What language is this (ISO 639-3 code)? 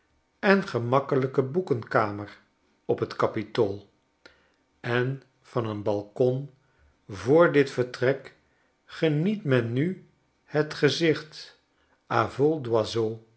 nld